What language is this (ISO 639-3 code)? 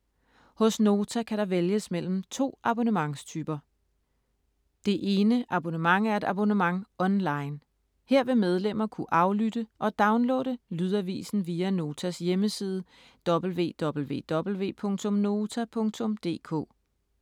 dan